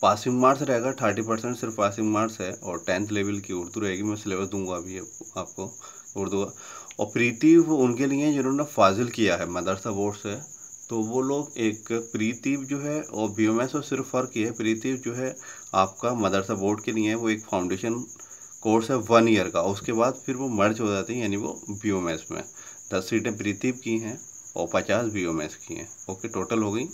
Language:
Hindi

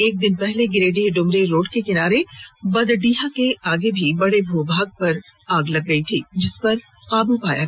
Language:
Hindi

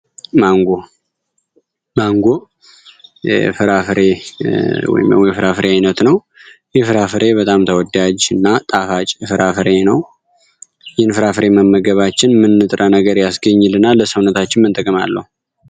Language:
Amharic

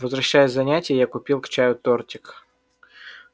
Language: Russian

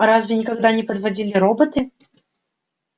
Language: Russian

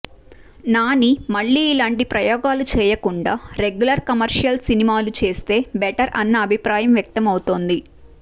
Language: Telugu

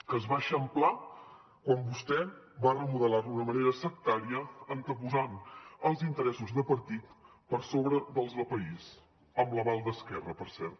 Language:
Catalan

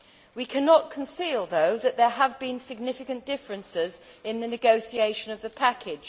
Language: English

